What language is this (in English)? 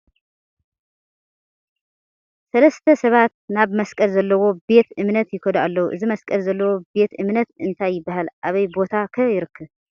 Tigrinya